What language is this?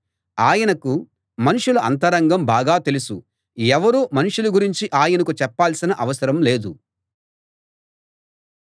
Telugu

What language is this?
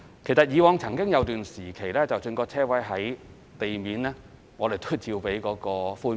Cantonese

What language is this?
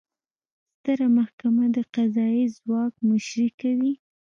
Pashto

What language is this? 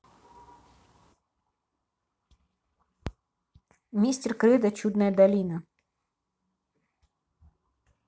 Russian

